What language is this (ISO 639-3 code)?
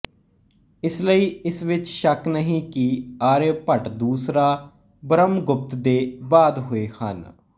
pan